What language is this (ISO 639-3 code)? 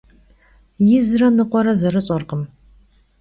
kbd